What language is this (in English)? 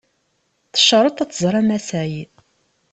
Kabyle